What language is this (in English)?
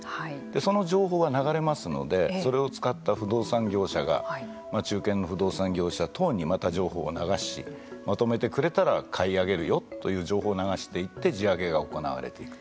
Japanese